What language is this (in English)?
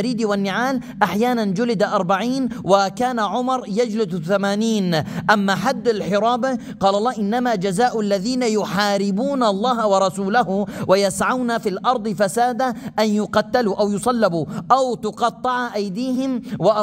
Arabic